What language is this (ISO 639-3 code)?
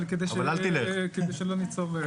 heb